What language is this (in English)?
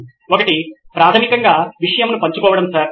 Telugu